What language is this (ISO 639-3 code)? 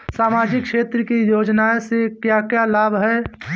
bho